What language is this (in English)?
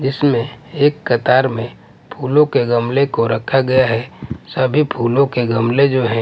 Hindi